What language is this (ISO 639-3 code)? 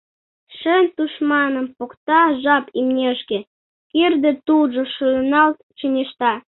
chm